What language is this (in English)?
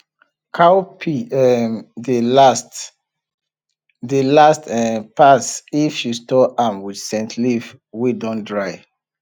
Nigerian Pidgin